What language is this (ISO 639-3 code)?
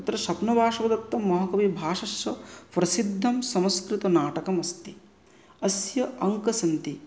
san